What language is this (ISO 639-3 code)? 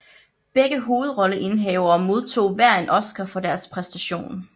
dan